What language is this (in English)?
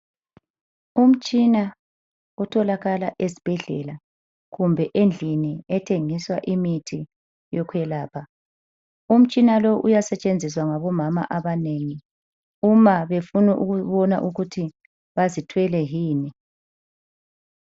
North Ndebele